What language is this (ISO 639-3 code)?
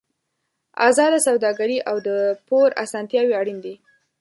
pus